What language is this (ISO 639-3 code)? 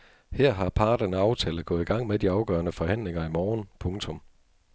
dan